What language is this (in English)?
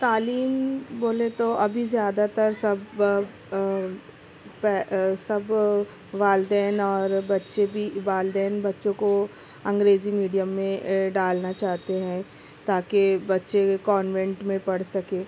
Urdu